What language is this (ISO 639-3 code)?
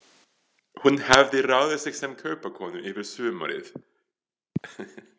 isl